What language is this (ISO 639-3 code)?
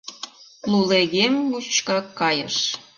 chm